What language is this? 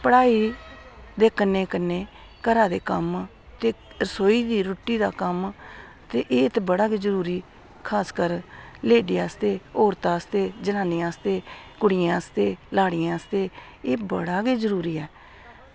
Dogri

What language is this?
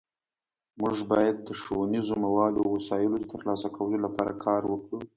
Pashto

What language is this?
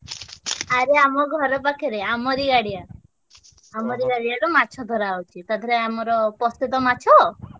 Odia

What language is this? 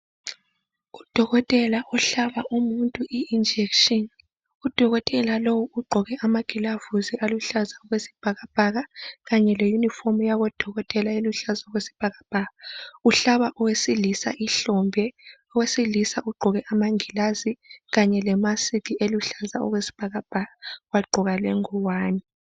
North Ndebele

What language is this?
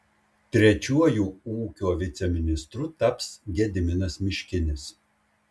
Lithuanian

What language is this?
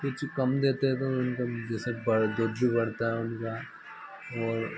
Hindi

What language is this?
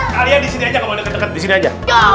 Indonesian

